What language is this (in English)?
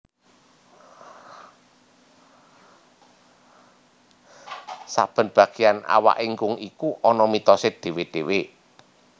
Javanese